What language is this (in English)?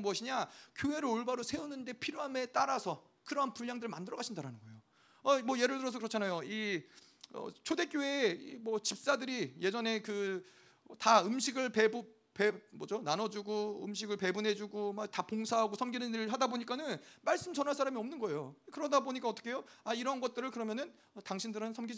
Korean